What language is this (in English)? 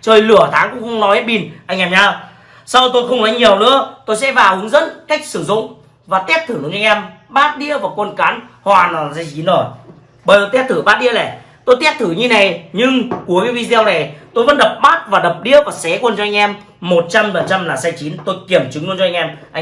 Vietnamese